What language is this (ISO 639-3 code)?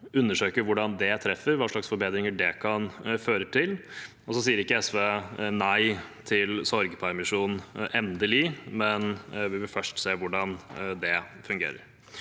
nor